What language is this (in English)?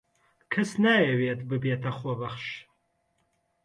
Central Kurdish